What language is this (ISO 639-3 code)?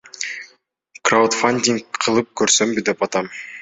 kir